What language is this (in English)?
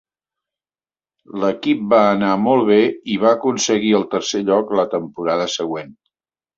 Catalan